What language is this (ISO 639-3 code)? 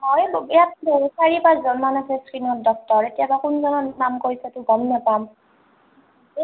asm